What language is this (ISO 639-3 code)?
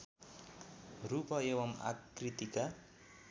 nep